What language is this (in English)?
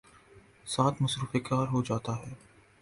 Urdu